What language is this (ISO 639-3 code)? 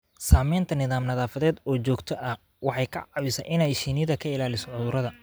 som